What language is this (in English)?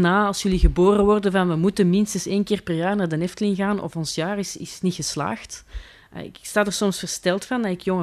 Dutch